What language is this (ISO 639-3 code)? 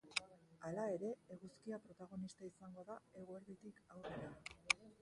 eus